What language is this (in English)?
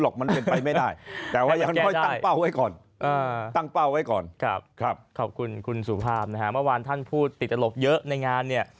Thai